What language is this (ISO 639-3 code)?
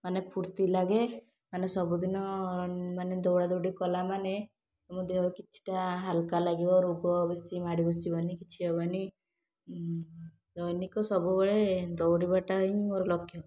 ori